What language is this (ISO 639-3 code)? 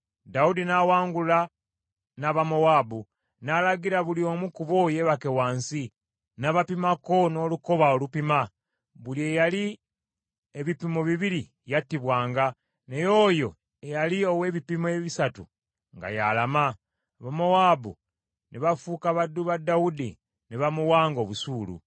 lug